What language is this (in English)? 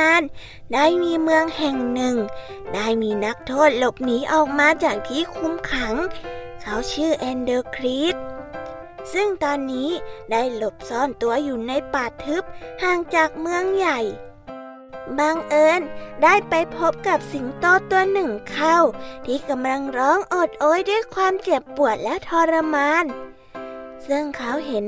Thai